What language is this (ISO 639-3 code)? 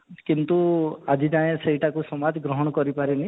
ori